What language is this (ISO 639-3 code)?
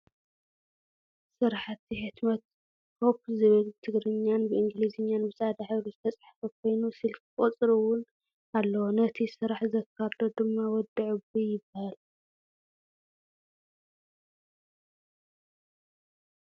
tir